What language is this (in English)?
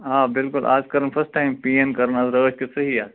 Kashmiri